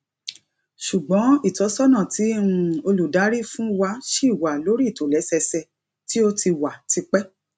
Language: Yoruba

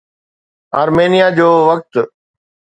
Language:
Sindhi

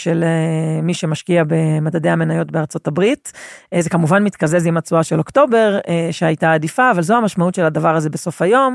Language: Hebrew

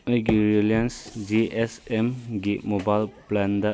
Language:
Manipuri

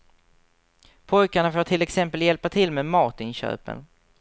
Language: Swedish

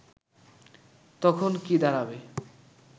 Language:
Bangla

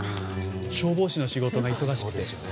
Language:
Japanese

